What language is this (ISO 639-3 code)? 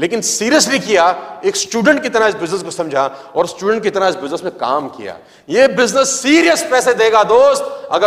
hin